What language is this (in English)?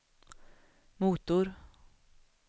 Swedish